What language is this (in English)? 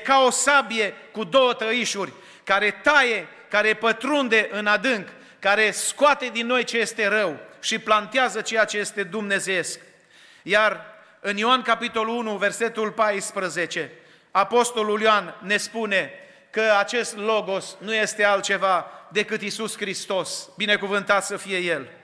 Romanian